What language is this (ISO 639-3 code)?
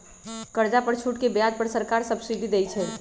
mag